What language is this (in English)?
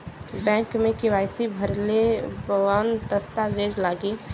Bhojpuri